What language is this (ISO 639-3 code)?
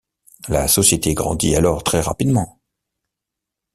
fra